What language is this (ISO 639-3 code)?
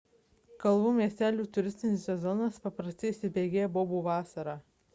lit